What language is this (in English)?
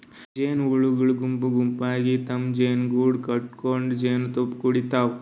Kannada